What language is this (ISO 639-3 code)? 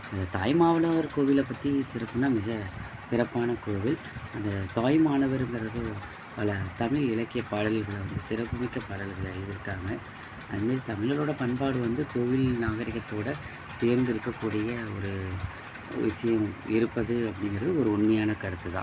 tam